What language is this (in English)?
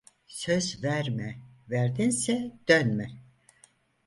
Turkish